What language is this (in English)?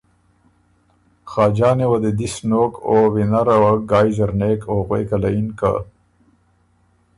Ormuri